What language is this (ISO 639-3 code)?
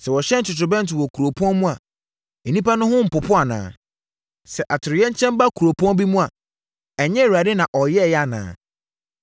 aka